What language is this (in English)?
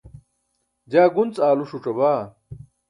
Burushaski